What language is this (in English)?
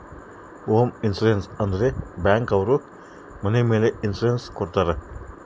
Kannada